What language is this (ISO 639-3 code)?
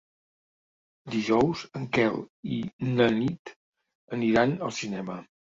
cat